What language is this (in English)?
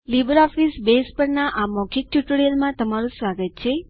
Gujarati